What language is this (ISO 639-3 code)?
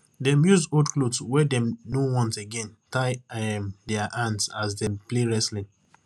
pcm